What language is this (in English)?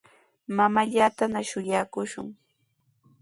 Sihuas Ancash Quechua